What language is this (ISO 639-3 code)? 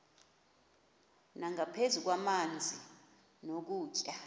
xho